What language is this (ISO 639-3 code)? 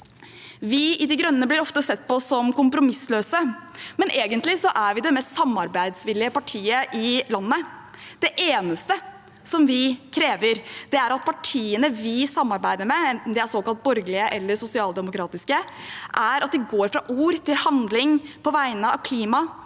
nor